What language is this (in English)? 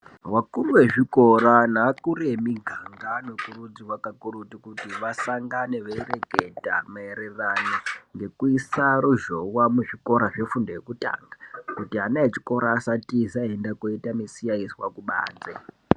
Ndau